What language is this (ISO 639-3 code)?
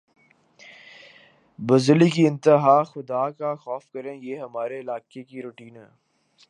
urd